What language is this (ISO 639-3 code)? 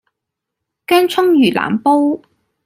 yue